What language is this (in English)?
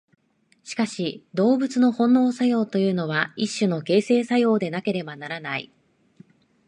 Japanese